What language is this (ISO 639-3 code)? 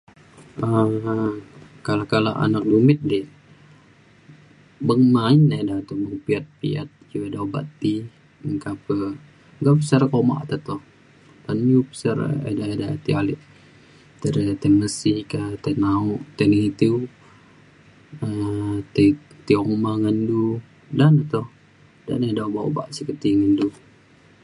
xkl